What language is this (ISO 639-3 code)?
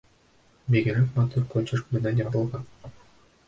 bak